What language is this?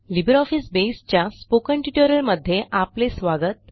Marathi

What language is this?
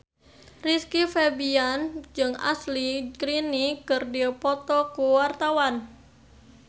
Sundanese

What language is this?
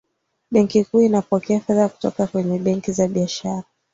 Swahili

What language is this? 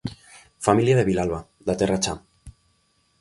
Galician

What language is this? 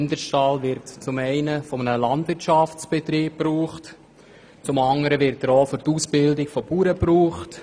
Swiss German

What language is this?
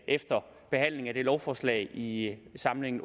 Danish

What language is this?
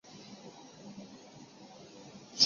Chinese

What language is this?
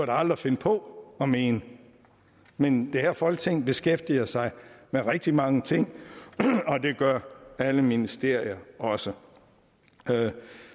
Danish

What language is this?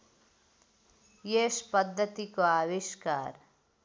Nepali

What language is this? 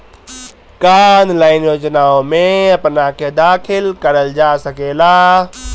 Bhojpuri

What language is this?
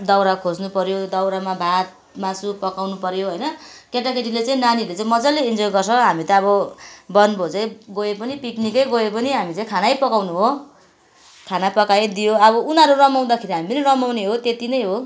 Nepali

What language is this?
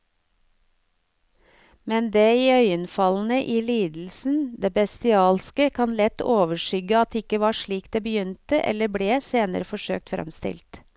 Norwegian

